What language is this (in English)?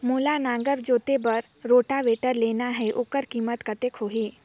Chhattisgarhi